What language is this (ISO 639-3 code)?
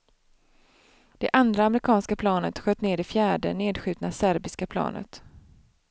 swe